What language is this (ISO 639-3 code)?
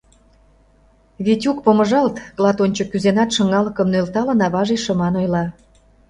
chm